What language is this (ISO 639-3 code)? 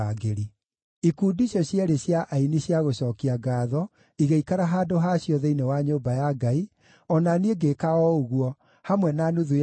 kik